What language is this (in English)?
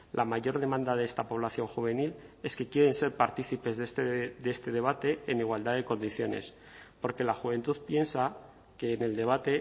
Spanish